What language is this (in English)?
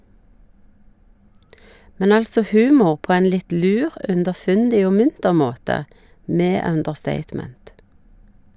Norwegian